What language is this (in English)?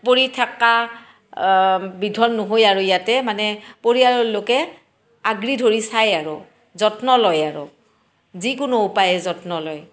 Assamese